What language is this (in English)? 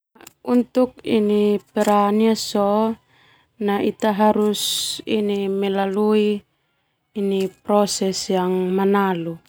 Termanu